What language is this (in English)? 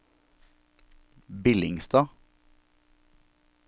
Norwegian